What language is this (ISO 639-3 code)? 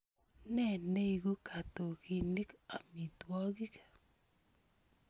kln